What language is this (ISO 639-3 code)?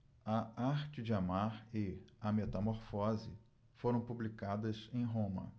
por